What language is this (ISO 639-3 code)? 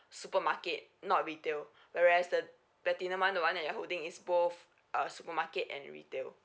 eng